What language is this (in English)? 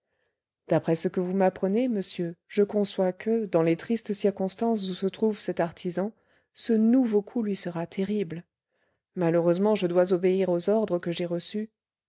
French